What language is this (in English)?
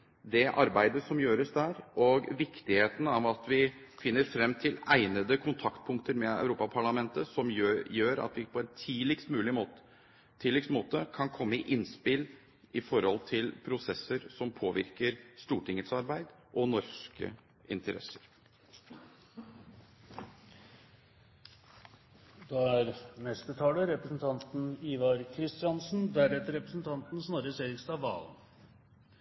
Norwegian Bokmål